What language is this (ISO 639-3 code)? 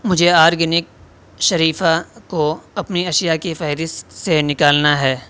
urd